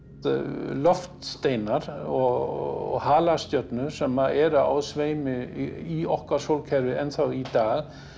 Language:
Icelandic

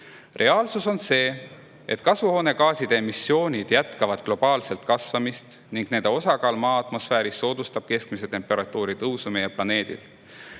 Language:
Estonian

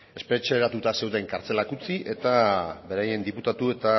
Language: Basque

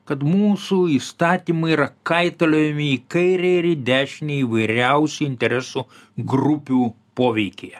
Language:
Lithuanian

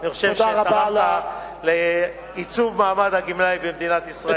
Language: Hebrew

